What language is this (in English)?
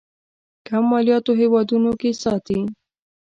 Pashto